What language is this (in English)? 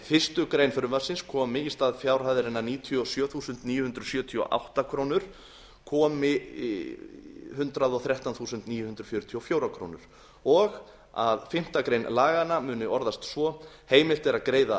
Icelandic